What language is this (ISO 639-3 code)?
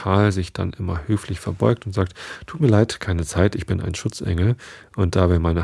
deu